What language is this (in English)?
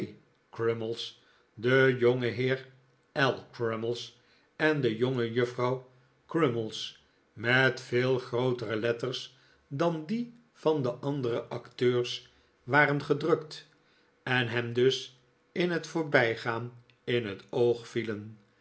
Dutch